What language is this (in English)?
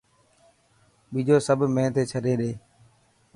Dhatki